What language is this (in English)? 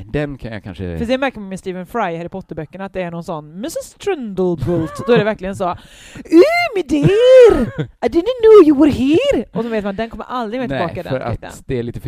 Swedish